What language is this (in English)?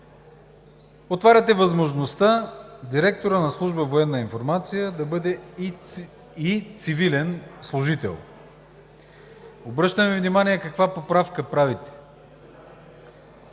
Bulgarian